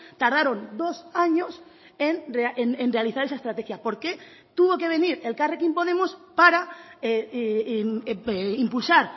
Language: Spanish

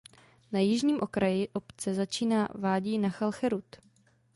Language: Czech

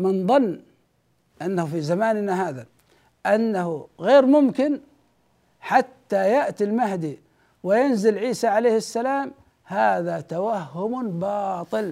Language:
Arabic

